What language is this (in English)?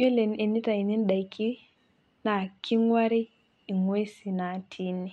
Masai